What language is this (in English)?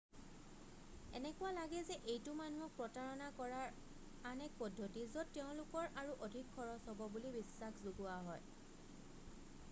Assamese